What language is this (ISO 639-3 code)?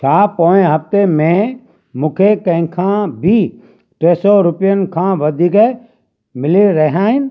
snd